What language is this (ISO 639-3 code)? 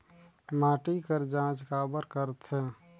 hne